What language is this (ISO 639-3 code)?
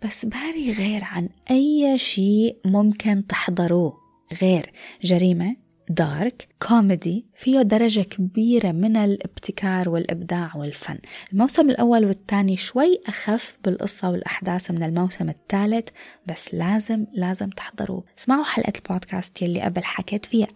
ara